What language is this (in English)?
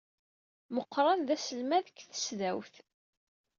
Kabyle